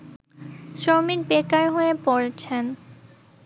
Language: Bangla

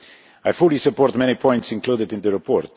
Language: English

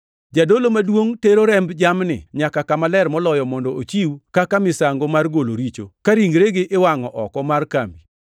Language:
Luo (Kenya and Tanzania)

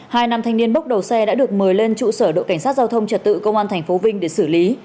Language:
Vietnamese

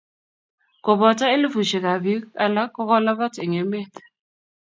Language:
Kalenjin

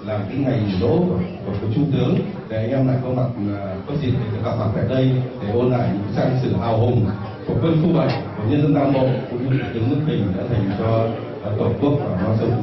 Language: Vietnamese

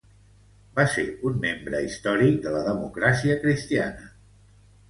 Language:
Catalan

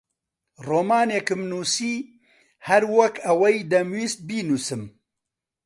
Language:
Central Kurdish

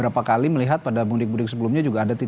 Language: Indonesian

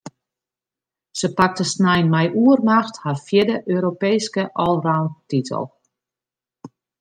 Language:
Western Frisian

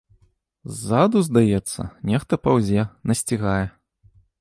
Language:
Belarusian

